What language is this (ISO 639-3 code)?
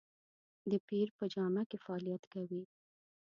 pus